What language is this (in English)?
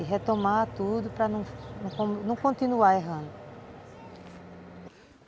Portuguese